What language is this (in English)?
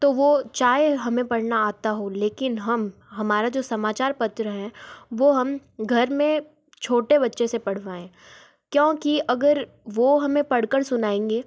Hindi